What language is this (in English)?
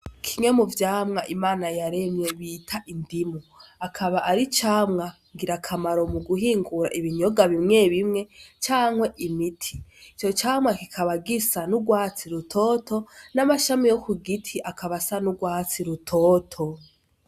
Rundi